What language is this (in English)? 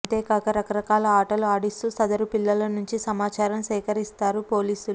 Telugu